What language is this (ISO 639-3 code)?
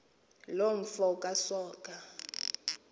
xho